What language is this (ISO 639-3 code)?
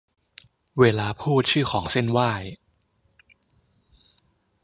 tha